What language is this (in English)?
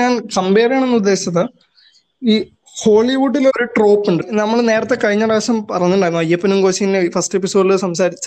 Malayalam